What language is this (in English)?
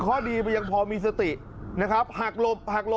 Thai